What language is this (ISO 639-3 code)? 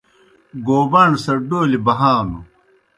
plk